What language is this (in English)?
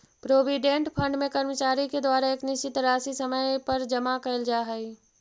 Magahi